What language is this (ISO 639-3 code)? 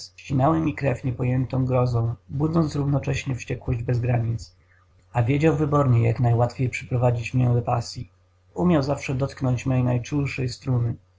pol